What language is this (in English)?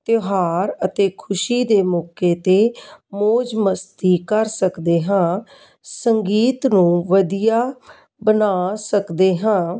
Punjabi